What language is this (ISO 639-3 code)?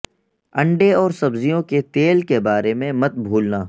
urd